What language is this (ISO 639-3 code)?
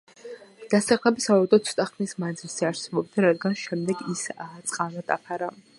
kat